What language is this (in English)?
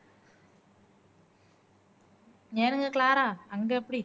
Tamil